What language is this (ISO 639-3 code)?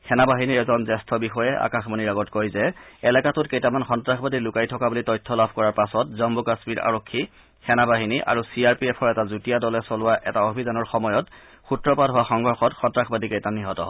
asm